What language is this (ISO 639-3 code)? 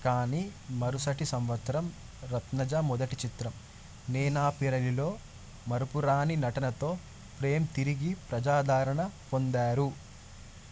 tel